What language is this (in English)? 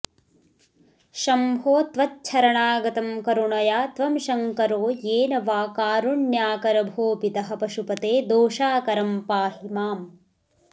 Sanskrit